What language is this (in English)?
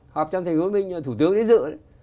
Vietnamese